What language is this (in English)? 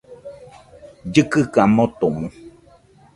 Nüpode Huitoto